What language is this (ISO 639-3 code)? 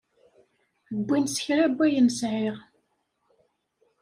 kab